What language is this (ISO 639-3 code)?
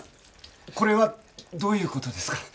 jpn